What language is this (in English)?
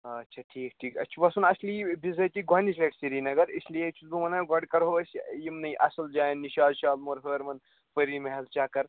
Kashmiri